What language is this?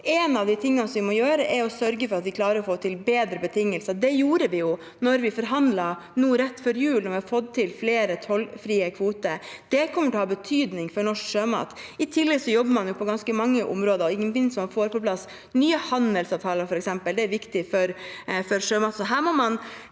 Norwegian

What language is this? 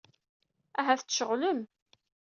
Kabyle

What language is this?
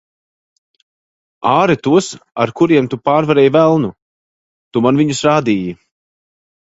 Latvian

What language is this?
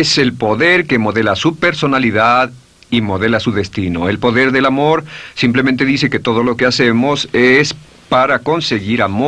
Spanish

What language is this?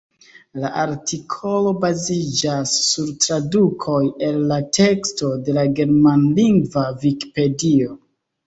Esperanto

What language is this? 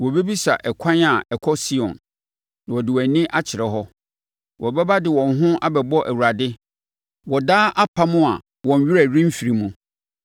Akan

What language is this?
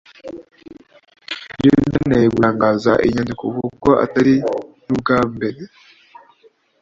Kinyarwanda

